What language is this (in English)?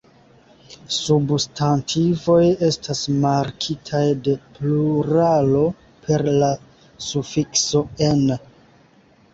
Esperanto